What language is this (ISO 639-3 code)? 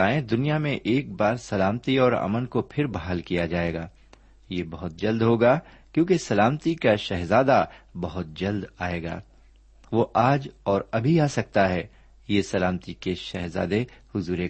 urd